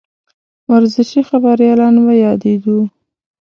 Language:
Pashto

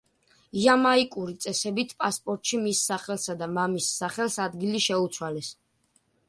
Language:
Georgian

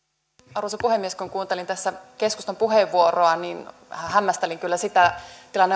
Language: Finnish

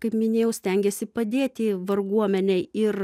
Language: Lithuanian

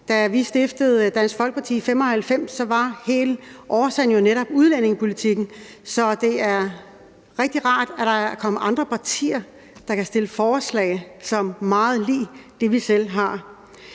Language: Danish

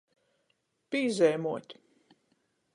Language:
Latgalian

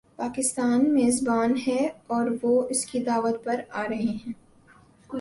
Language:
Urdu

